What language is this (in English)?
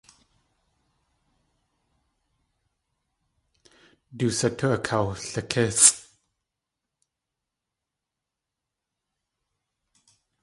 Tlingit